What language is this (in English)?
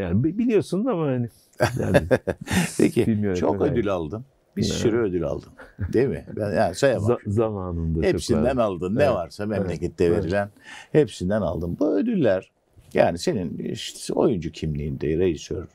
Turkish